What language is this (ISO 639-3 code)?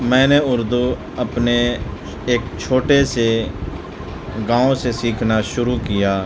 urd